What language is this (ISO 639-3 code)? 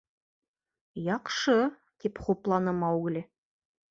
bak